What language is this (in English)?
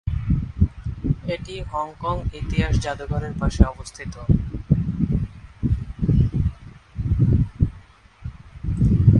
Bangla